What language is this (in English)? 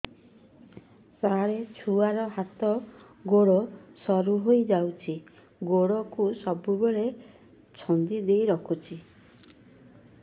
Odia